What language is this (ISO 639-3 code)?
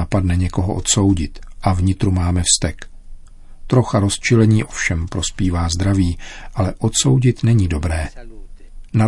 ces